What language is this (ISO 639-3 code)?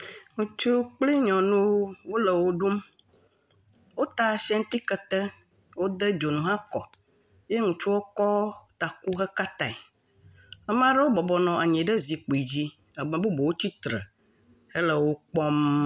ewe